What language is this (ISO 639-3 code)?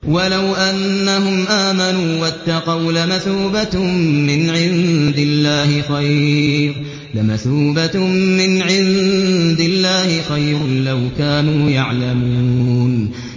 ara